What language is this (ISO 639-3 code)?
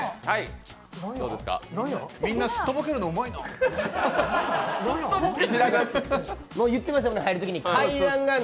jpn